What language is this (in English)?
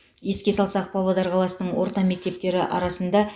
Kazakh